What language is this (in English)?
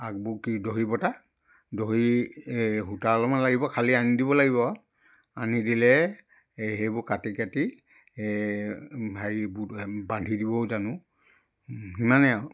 Assamese